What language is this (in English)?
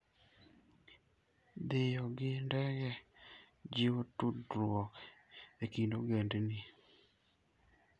Luo (Kenya and Tanzania)